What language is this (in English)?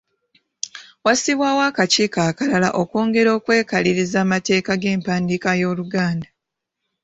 Ganda